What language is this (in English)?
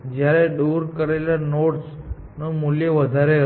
Gujarati